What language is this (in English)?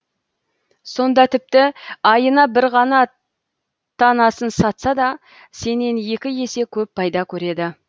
Kazakh